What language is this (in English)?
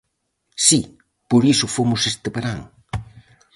Galician